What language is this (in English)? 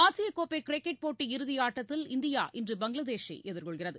Tamil